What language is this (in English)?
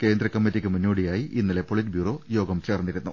Malayalam